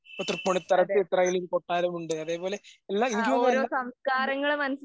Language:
Malayalam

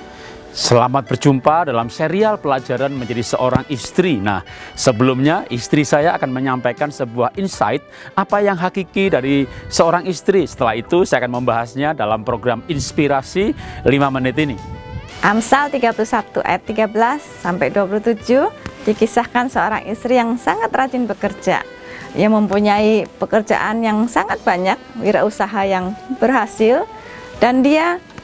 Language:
Indonesian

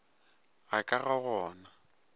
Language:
Northern Sotho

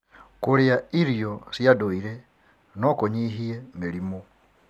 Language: Kikuyu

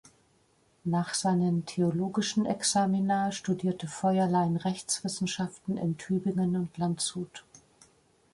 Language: German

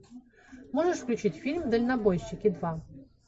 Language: Russian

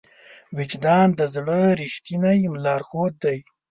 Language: Pashto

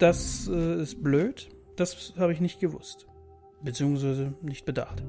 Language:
German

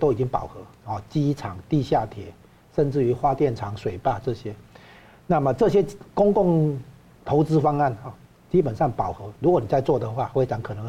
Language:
Chinese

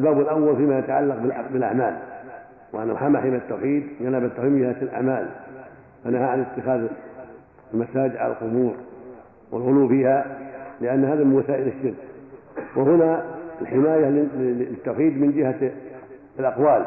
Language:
Arabic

